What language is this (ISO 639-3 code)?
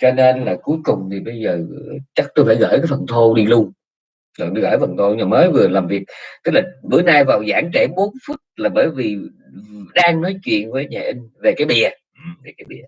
vie